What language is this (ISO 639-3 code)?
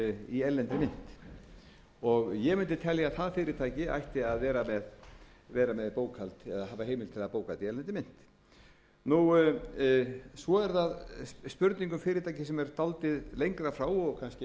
isl